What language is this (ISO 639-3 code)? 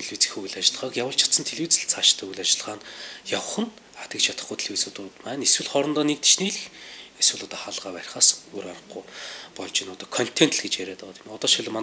ron